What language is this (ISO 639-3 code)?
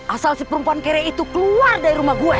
ind